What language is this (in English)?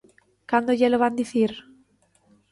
Galician